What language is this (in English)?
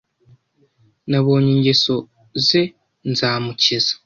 Kinyarwanda